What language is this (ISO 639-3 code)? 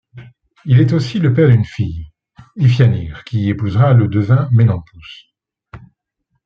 fra